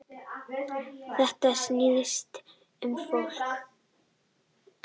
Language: Icelandic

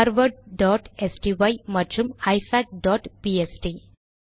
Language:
Tamil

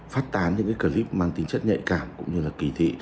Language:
Vietnamese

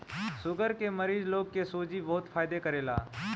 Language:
Bhojpuri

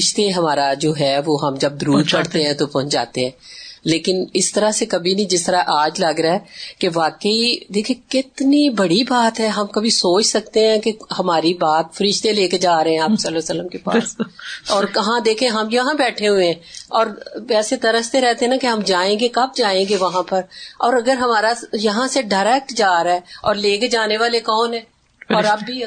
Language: Urdu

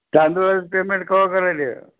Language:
Marathi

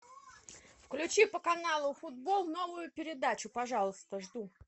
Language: Russian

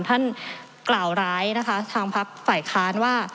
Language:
Thai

